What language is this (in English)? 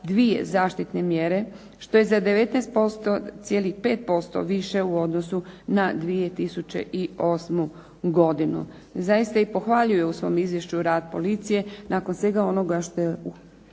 Croatian